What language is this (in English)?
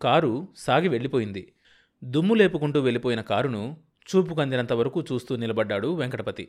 Telugu